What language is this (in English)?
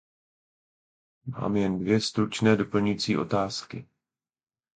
Czech